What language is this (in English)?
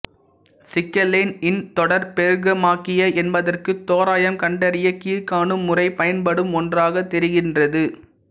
Tamil